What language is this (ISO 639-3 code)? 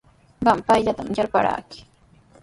qws